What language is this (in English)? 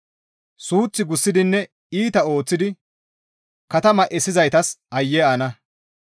Gamo